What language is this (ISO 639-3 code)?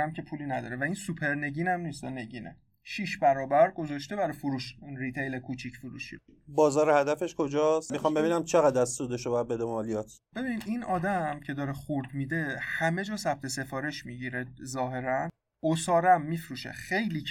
fas